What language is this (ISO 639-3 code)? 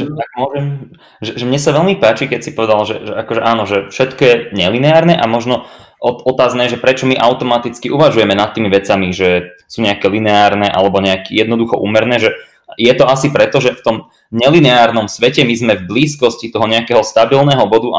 slk